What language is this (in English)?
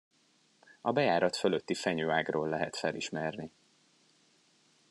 Hungarian